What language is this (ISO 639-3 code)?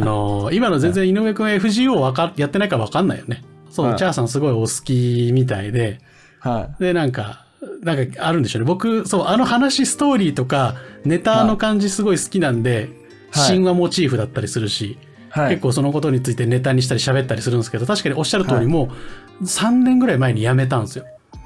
jpn